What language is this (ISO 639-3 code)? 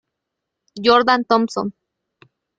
spa